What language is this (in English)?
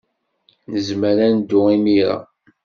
Kabyle